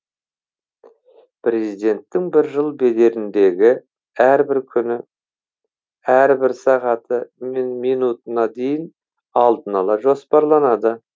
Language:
Kazakh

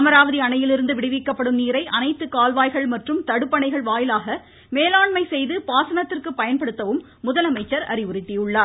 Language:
Tamil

